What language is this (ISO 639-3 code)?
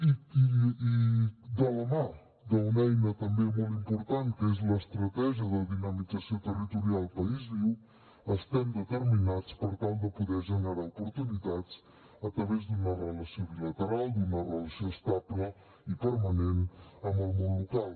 cat